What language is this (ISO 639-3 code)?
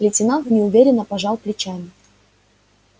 rus